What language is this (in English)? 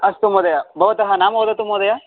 Sanskrit